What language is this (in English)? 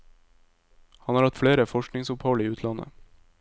Norwegian